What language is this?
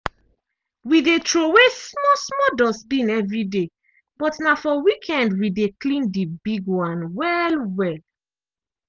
Nigerian Pidgin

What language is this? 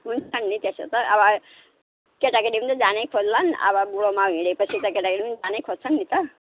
Nepali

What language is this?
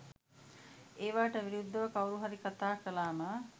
Sinhala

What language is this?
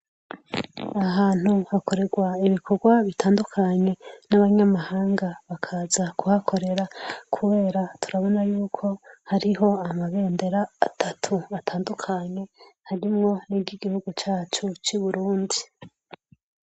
Rundi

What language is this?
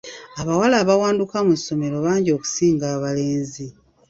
Ganda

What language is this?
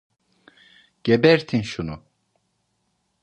Turkish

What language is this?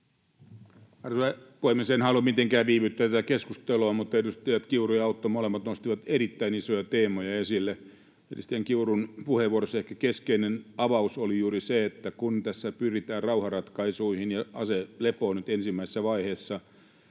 Finnish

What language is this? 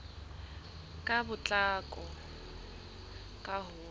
Southern Sotho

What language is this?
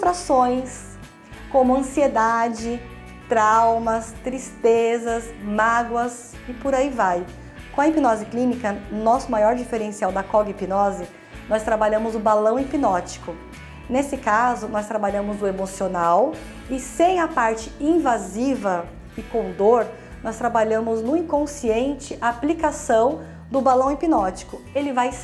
Portuguese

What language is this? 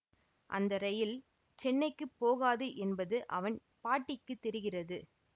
Tamil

